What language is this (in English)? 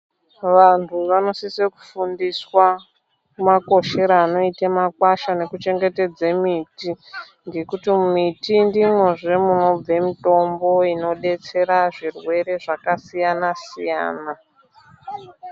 Ndau